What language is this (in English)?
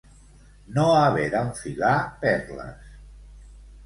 Catalan